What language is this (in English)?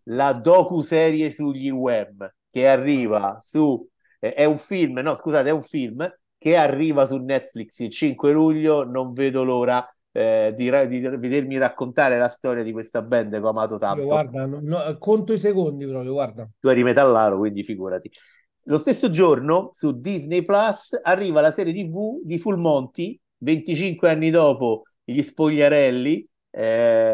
Italian